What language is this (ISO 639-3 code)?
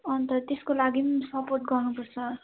nep